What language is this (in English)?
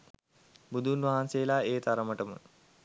Sinhala